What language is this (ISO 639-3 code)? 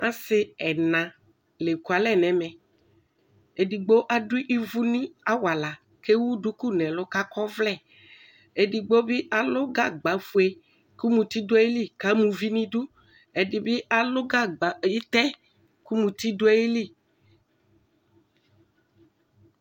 kpo